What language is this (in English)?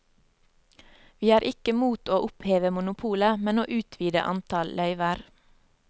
Norwegian